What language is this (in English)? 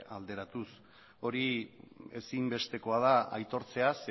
Basque